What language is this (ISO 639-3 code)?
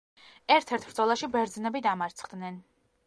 kat